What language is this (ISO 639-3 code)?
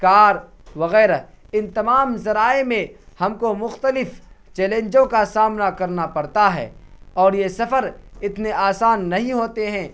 urd